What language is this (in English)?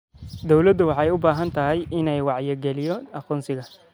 Somali